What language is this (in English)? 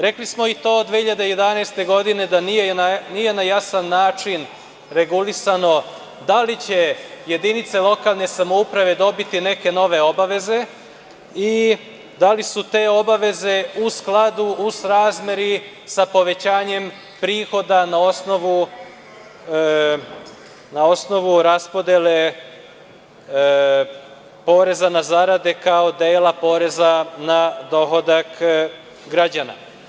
Serbian